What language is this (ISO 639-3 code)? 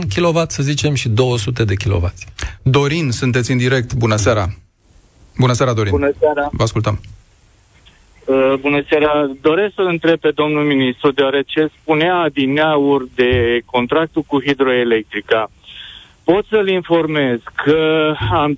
ron